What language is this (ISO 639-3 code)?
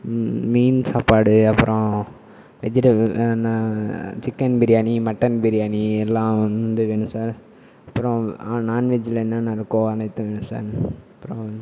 tam